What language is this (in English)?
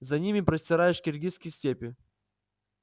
Russian